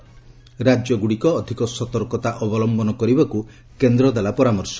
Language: Odia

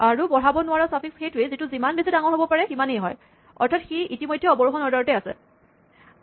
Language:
Assamese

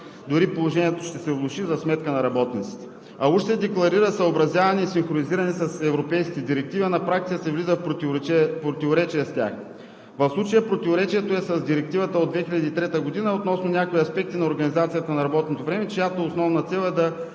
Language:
Bulgarian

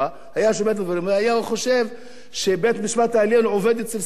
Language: Hebrew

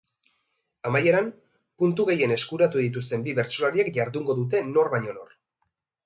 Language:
Basque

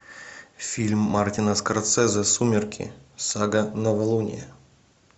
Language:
Russian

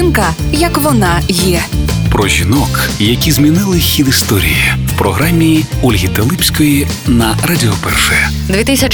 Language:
Ukrainian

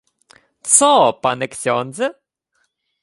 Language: Ukrainian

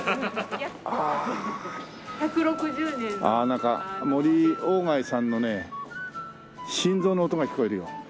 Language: Japanese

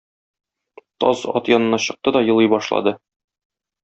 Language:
Tatar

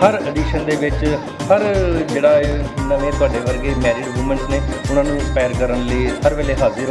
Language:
Korean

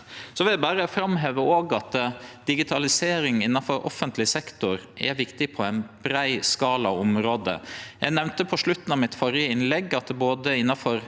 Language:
Norwegian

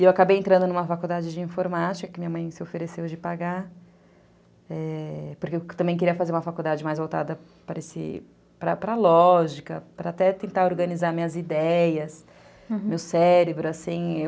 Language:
Portuguese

